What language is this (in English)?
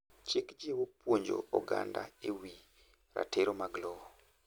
Luo (Kenya and Tanzania)